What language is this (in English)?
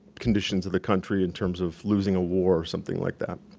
English